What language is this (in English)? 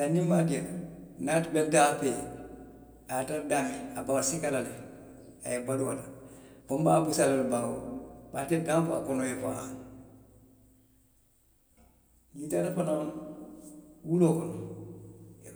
Western Maninkakan